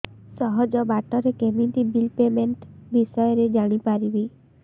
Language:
Odia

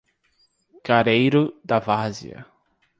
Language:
Portuguese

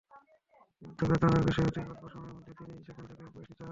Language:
Bangla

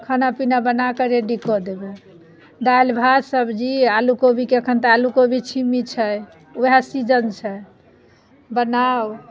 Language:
Maithili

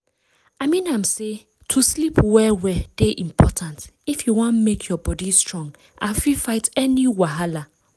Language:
Nigerian Pidgin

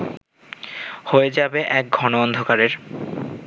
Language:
Bangla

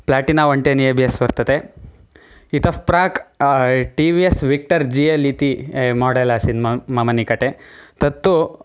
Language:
Sanskrit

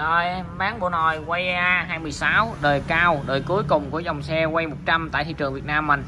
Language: Vietnamese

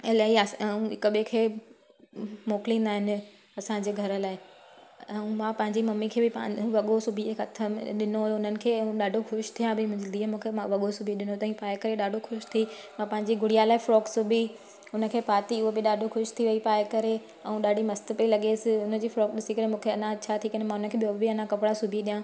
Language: Sindhi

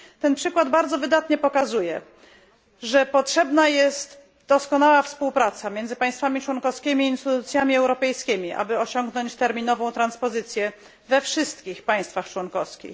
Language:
Polish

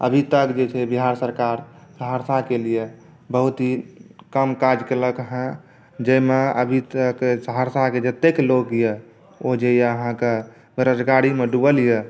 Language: Maithili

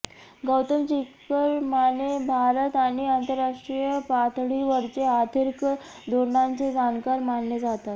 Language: Marathi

